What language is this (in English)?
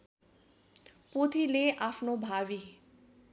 Nepali